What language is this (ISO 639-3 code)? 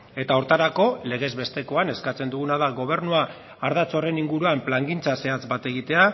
eus